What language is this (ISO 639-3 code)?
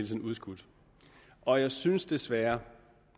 dan